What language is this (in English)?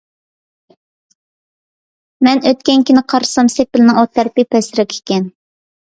Uyghur